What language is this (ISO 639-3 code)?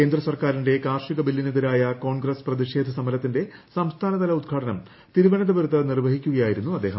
mal